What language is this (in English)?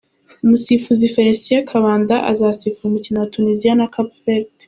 Kinyarwanda